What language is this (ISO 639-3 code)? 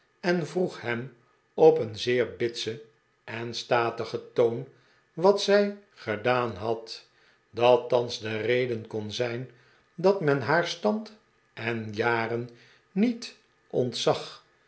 nld